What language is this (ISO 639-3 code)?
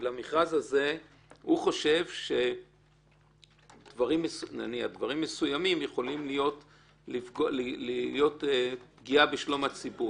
heb